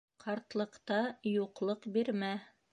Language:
Bashkir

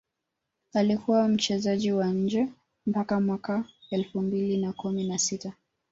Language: Swahili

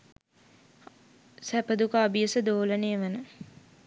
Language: Sinhala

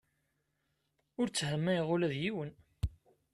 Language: Kabyle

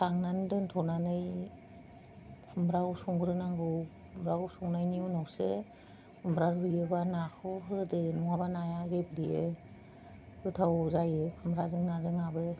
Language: Bodo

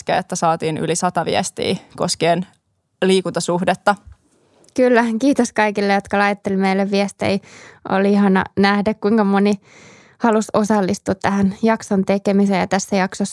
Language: Finnish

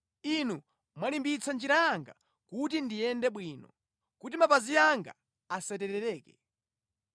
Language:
Nyanja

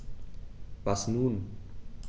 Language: German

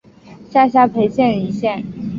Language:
Chinese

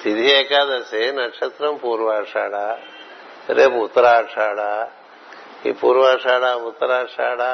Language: Telugu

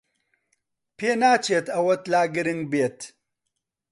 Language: Central Kurdish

